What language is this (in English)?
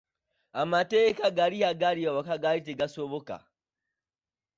Ganda